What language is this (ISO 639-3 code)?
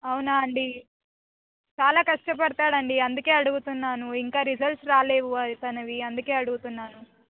tel